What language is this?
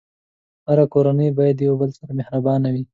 Pashto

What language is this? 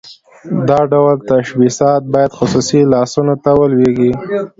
Pashto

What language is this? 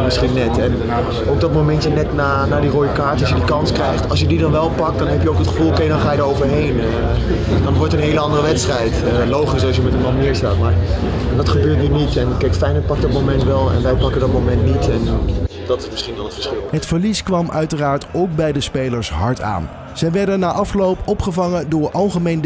Dutch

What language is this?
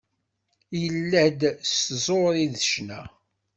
Kabyle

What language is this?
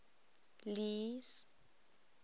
English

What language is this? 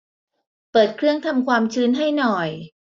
Thai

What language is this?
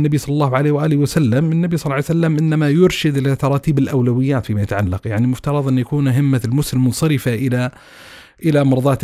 Arabic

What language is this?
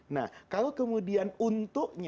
Indonesian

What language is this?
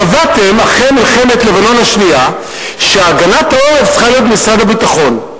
Hebrew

